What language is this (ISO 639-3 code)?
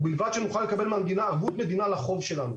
heb